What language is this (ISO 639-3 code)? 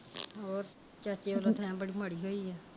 pan